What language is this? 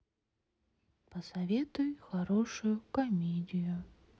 Russian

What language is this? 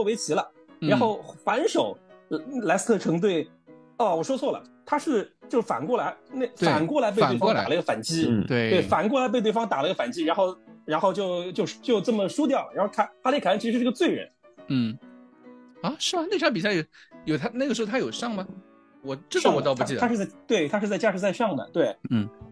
Chinese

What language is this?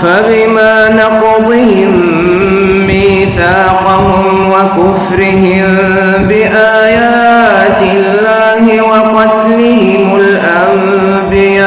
Arabic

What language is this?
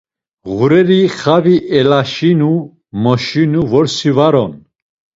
Laz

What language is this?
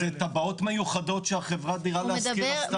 Hebrew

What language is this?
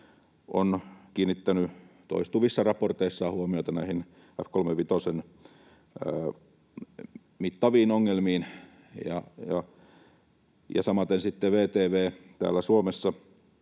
Finnish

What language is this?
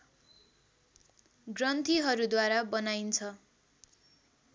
Nepali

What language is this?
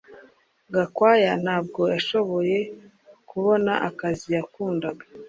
Kinyarwanda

